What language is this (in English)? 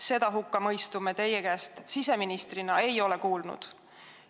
Estonian